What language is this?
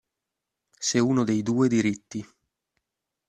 Italian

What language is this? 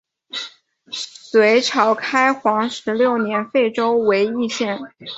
Chinese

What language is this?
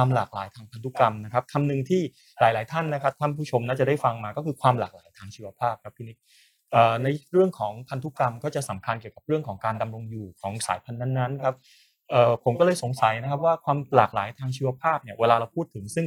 Thai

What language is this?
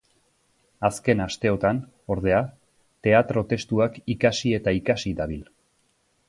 Basque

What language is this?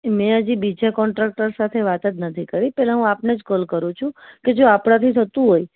Gujarati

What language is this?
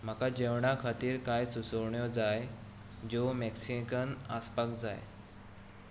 Konkani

